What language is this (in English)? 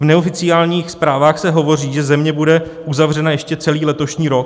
Czech